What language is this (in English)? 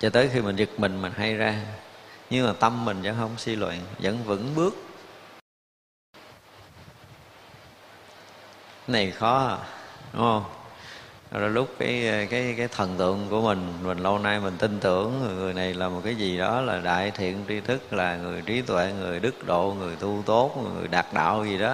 Vietnamese